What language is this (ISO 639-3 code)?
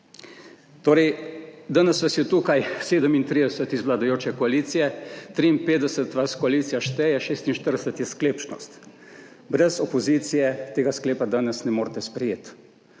slv